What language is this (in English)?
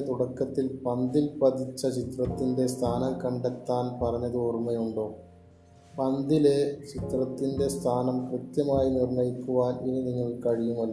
Malayalam